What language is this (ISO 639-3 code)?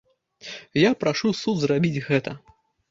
bel